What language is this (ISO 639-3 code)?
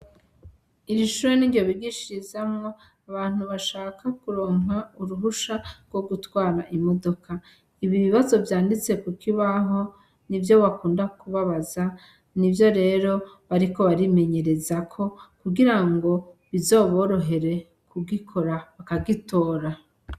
run